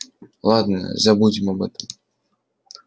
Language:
Russian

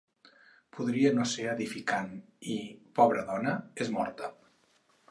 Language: Catalan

